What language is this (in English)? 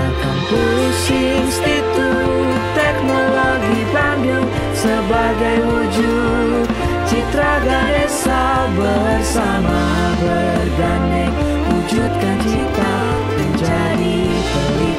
Indonesian